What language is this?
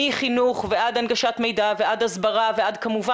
Hebrew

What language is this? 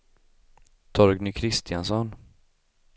Swedish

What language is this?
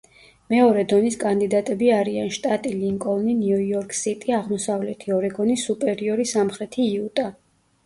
Georgian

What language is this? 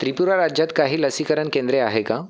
Marathi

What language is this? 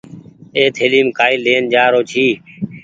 Goaria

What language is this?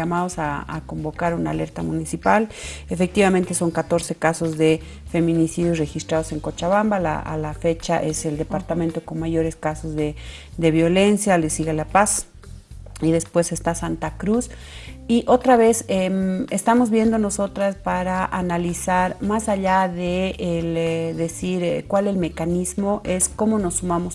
Spanish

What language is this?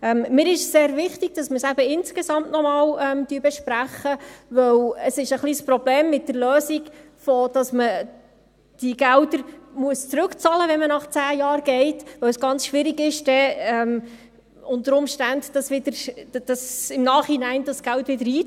Swiss German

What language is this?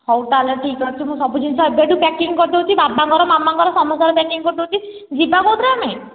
Odia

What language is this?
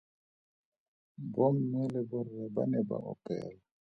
Tswana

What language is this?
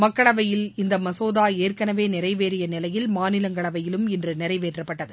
Tamil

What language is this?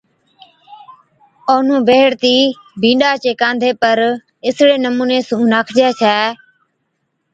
Od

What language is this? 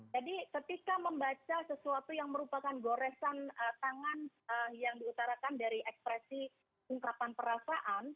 Indonesian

